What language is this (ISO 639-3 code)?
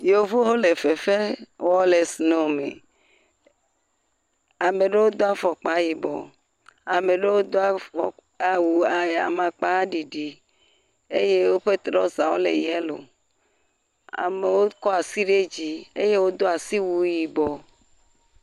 ewe